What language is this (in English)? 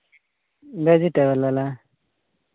Santali